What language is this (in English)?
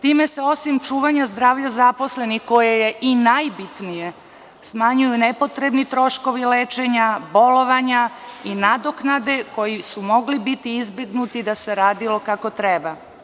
Serbian